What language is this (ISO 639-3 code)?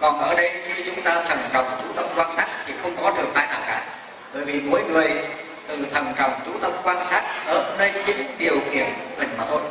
vie